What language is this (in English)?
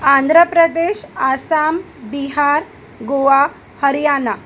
Sindhi